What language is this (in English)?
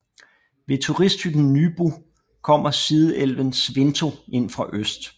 Danish